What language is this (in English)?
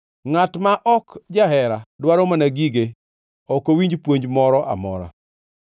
Luo (Kenya and Tanzania)